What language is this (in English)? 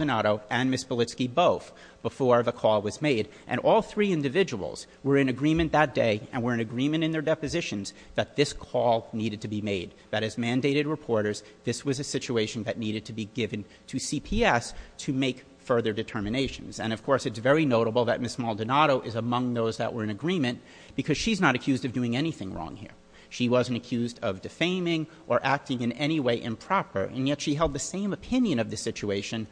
English